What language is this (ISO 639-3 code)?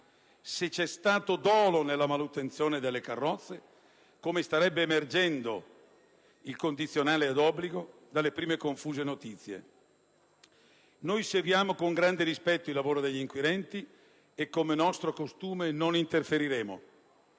ita